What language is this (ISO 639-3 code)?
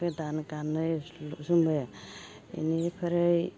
brx